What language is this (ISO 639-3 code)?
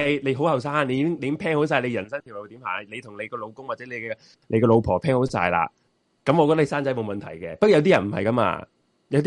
zho